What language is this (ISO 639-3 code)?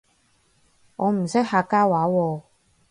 yue